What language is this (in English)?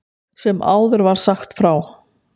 Icelandic